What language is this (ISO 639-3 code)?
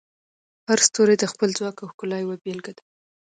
pus